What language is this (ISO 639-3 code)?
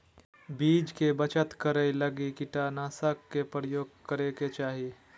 mag